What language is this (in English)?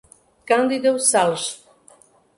Portuguese